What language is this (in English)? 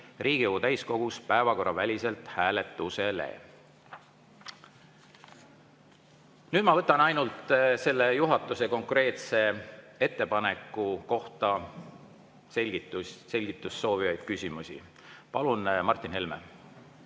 Estonian